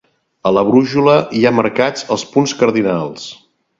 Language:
Catalan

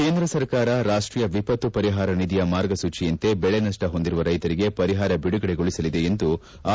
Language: Kannada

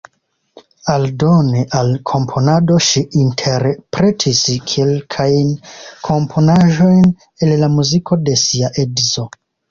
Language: Esperanto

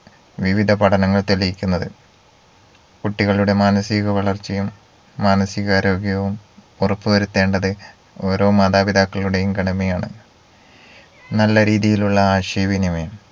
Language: Malayalam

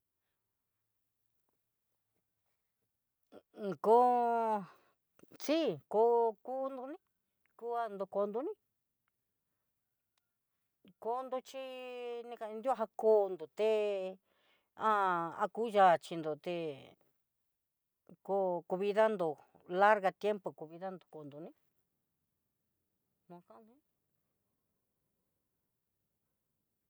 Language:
Southeastern Nochixtlán Mixtec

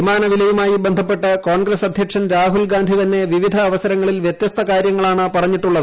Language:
Malayalam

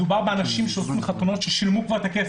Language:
Hebrew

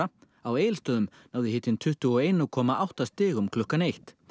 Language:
Icelandic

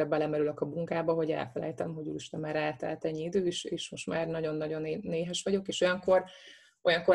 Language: Hungarian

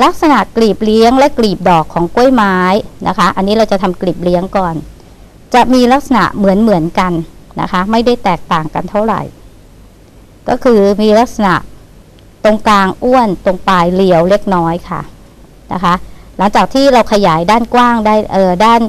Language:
Thai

